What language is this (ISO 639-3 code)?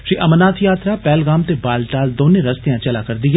doi